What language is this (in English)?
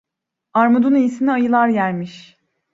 Turkish